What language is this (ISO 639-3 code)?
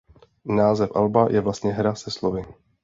ces